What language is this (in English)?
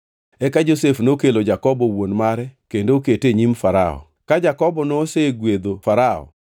Luo (Kenya and Tanzania)